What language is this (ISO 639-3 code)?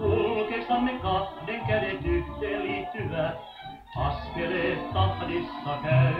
fin